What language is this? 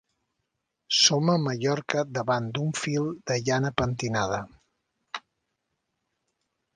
Catalan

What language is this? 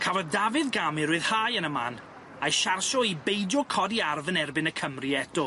Welsh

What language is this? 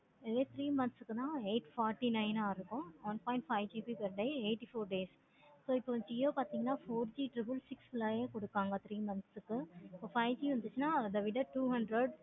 Tamil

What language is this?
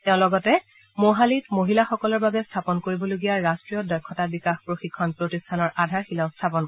Assamese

